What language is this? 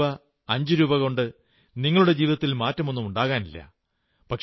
Malayalam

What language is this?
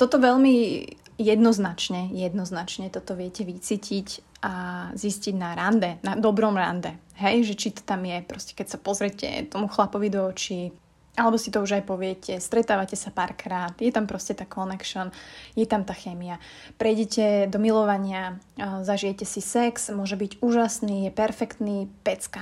Slovak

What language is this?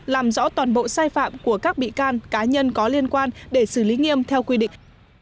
Vietnamese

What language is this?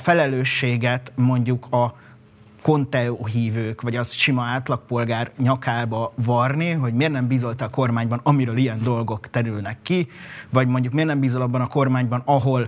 Hungarian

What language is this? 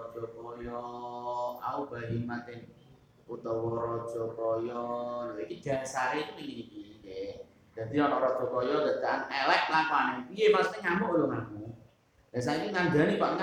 Indonesian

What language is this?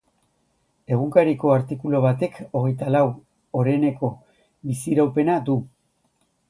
Basque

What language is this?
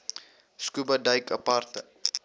Afrikaans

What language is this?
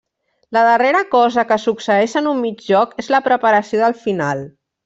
Catalan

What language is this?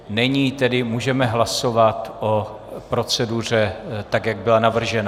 Czech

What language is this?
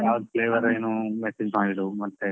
Kannada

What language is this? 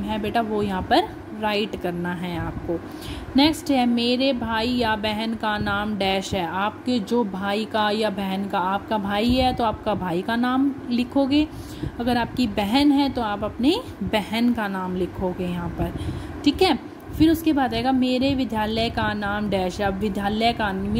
Hindi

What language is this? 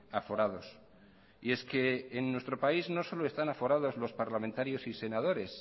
Spanish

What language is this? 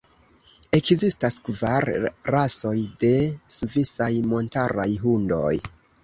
Esperanto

